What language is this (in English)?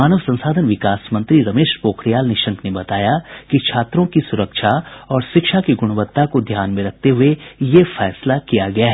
Hindi